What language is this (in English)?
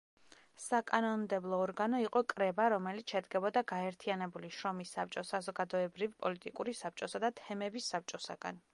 Georgian